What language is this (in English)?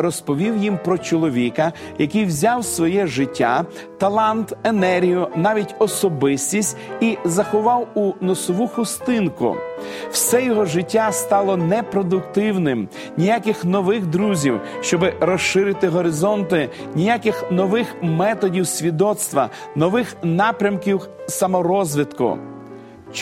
Ukrainian